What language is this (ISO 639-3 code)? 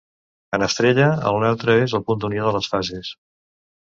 cat